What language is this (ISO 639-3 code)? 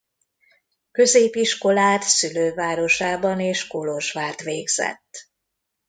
hun